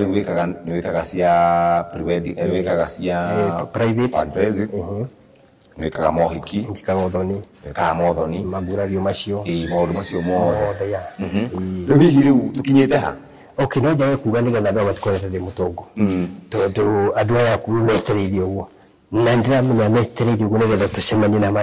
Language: Swahili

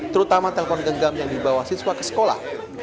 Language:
Indonesian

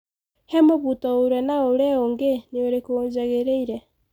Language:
Kikuyu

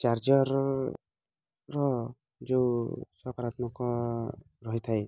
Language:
Odia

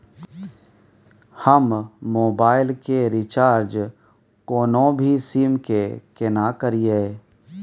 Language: Maithili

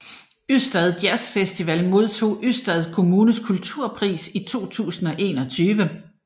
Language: Danish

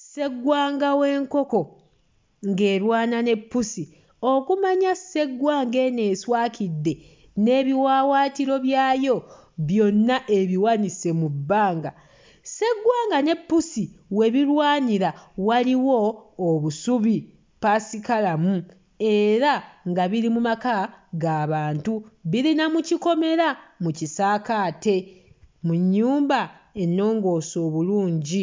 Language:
Ganda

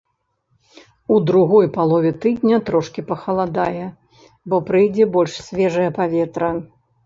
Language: Belarusian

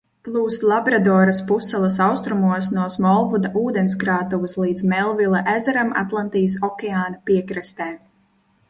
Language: Latvian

